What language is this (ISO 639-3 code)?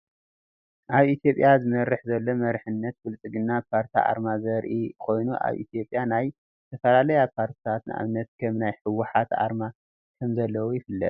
tir